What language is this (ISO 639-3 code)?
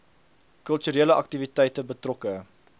afr